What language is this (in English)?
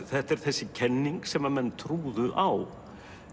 Icelandic